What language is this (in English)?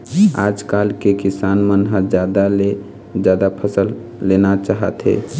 Chhattisgarhi